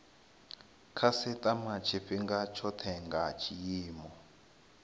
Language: Venda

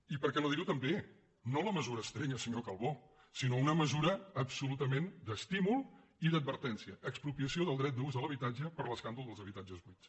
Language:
Catalan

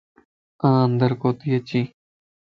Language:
Lasi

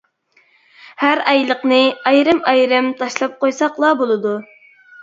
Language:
Uyghur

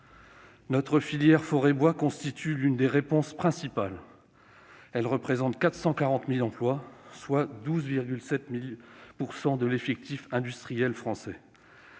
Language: French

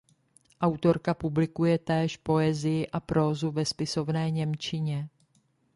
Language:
Czech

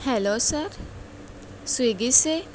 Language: Urdu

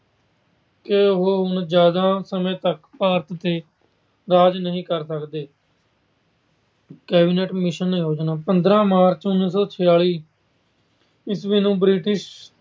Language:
Punjabi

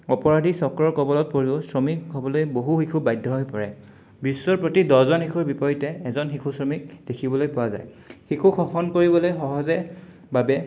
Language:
Assamese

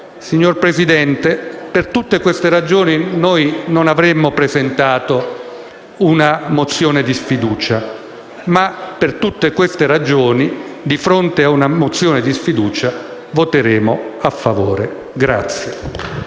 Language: Italian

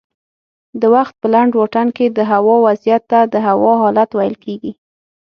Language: Pashto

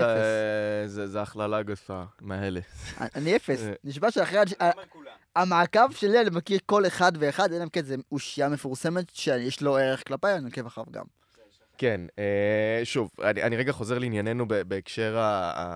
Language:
Hebrew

